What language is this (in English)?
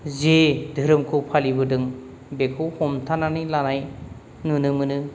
Bodo